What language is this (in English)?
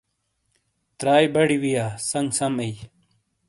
Shina